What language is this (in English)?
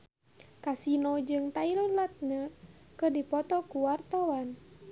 Sundanese